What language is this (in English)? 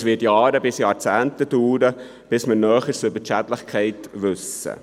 Swiss German